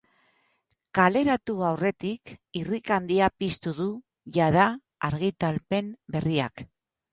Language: Basque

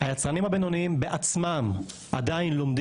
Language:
Hebrew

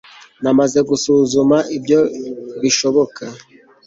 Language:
Kinyarwanda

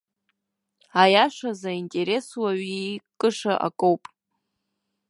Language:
Abkhazian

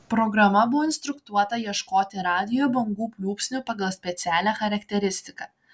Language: Lithuanian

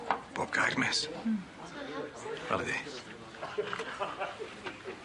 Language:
Welsh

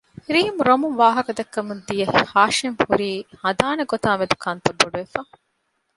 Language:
Divehi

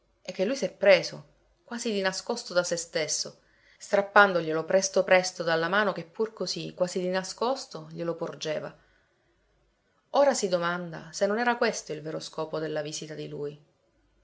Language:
Italian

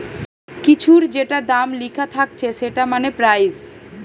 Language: Bangla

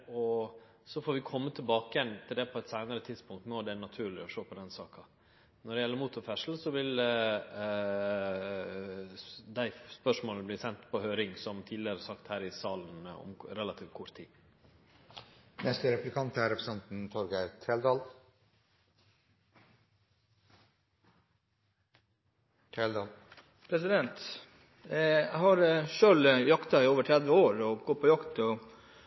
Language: Norwegian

